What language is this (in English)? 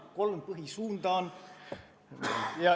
Estonian